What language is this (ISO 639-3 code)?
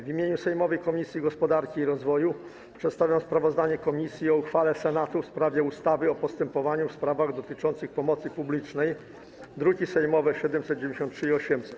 pol